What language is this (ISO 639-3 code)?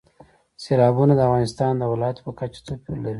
pus